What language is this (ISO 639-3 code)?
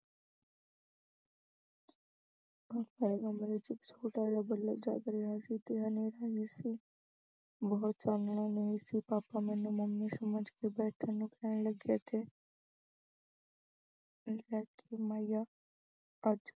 pan